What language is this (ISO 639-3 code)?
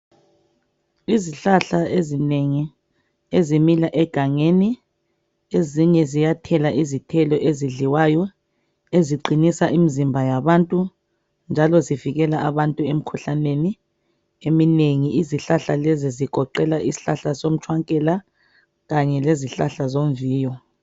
nde